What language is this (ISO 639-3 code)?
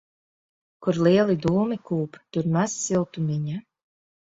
lav